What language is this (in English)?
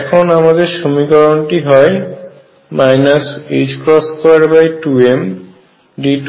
Bangla